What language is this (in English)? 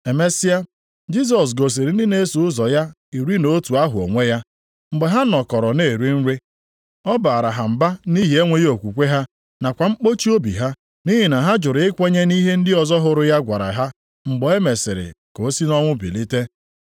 Igbo